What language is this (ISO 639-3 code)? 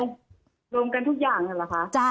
tha